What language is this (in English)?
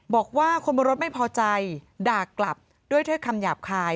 Thai